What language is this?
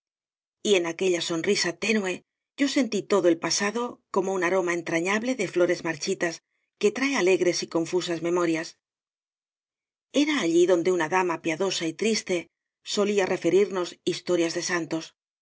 Spanish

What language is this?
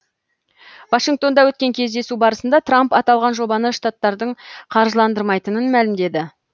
Kazakh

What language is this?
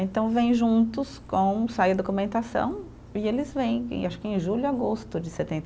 Portuguese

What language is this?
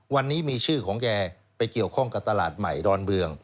Thai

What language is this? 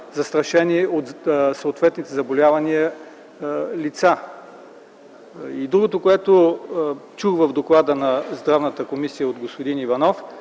Bulgarian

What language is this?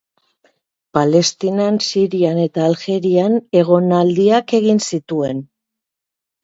Basque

